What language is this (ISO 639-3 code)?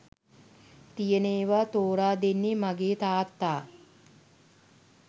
sin